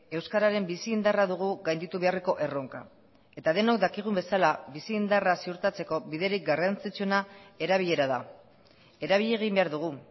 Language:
Basque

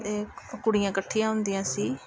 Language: Punjabi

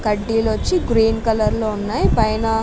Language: Telugu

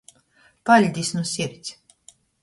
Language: Latgalian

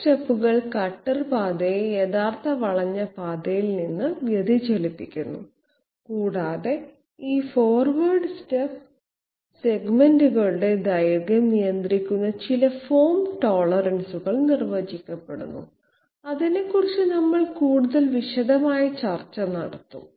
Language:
Malayalam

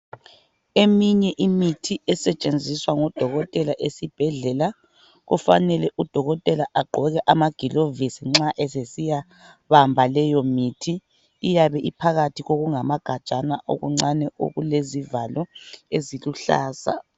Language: North Ndebele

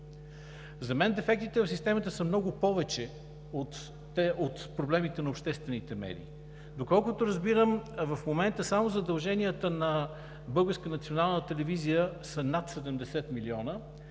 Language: Bulgarian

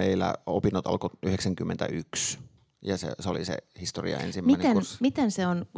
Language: Finnish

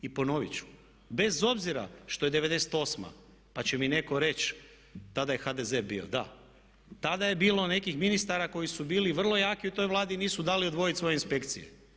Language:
Croatian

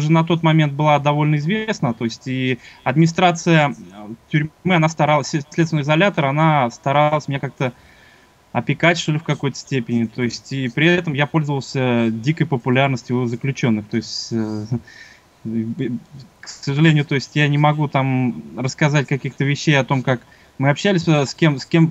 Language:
Russian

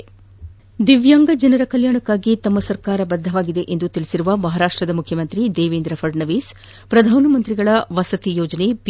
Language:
Kannada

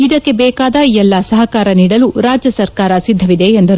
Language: Kannada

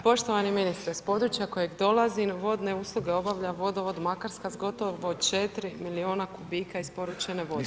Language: Croatian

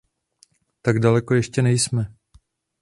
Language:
Czech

